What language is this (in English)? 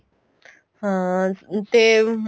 Punjabi